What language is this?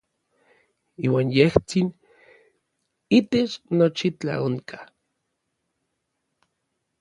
Orizaba Nahuatl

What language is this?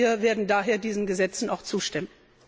German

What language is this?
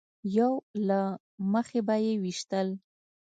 Pashto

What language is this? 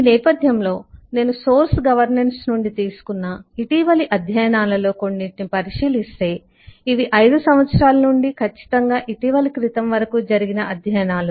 Telugu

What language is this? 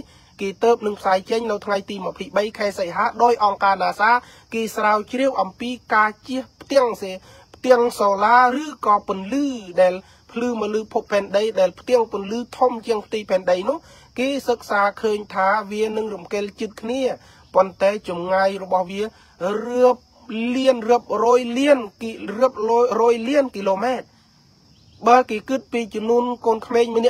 Thai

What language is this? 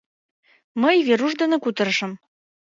Mari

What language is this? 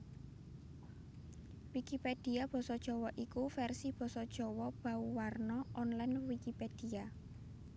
Javanese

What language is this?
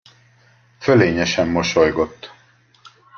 Hungarian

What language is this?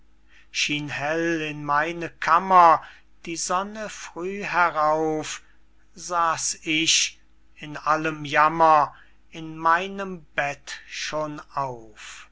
German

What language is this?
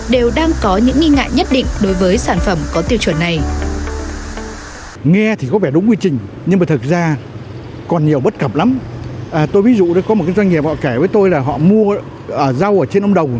Vietnamese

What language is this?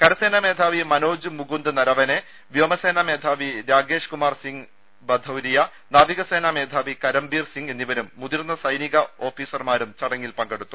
Malayalam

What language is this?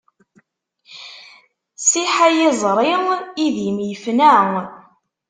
Kabyle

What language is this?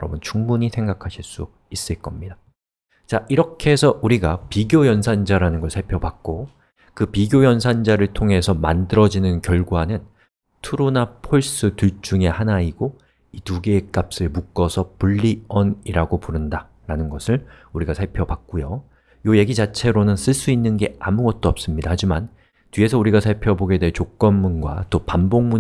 Korean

